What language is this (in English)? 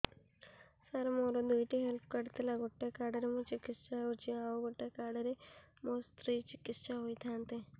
Odia